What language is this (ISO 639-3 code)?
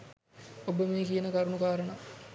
sin